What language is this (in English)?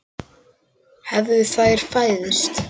Icelandic